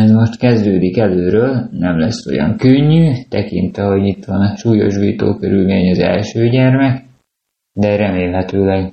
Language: Hungarian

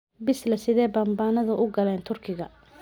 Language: Somali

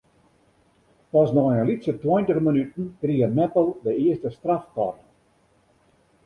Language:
Western Frisian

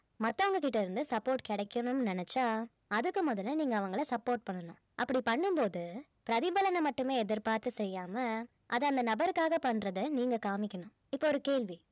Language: Tamil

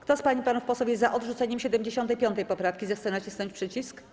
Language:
Polish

